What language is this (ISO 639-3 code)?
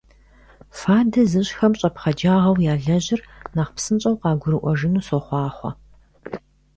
kbd